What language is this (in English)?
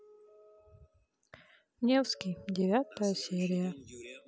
Russian